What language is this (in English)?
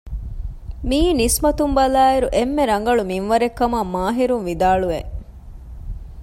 Divehi